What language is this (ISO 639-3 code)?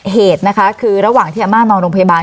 tha